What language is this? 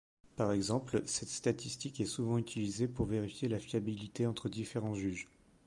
French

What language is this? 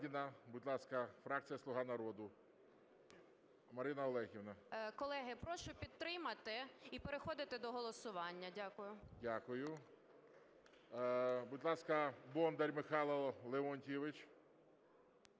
Ukrainian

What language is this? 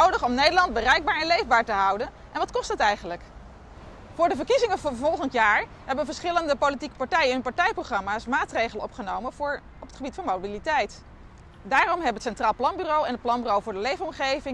Dutch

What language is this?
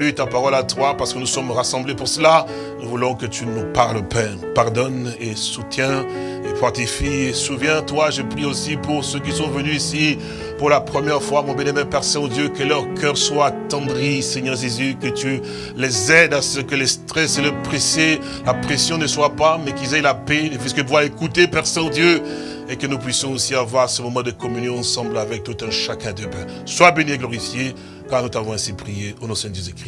French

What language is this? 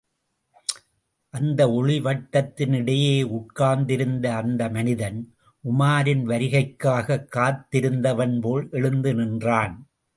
Tamil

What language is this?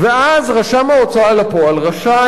Hebrew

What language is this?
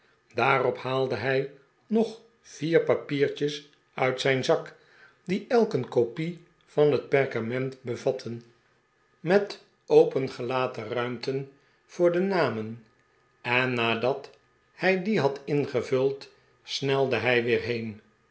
Dutch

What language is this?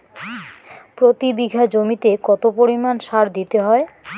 Bangla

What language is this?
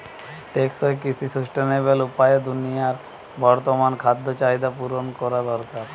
Bangla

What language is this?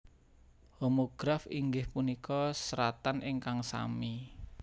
Javanese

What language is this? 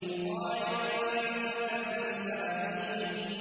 Arabic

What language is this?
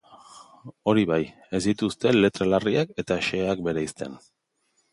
Basque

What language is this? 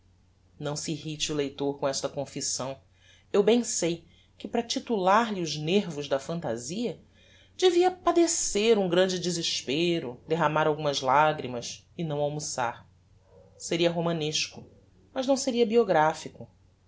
Portuguese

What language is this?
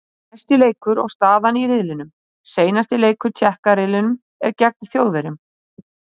Icelandic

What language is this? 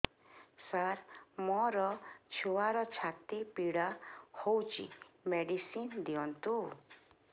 Odia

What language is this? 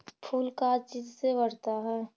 Magahi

